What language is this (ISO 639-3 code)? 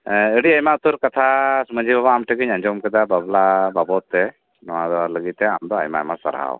sat